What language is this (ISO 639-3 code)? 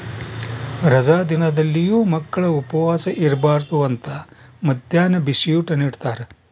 kan